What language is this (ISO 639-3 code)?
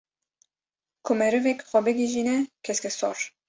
kur